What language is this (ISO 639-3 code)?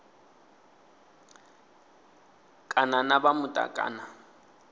ven